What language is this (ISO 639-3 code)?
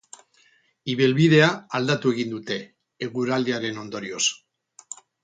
eus